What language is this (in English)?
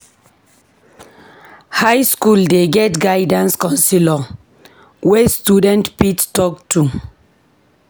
Nigerian Pidgin